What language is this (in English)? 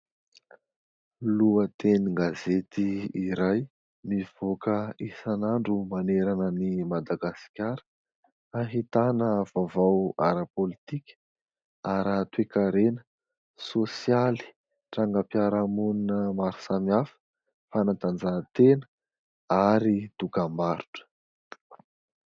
Malagasy